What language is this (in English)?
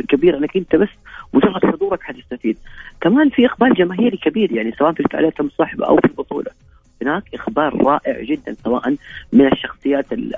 Arabic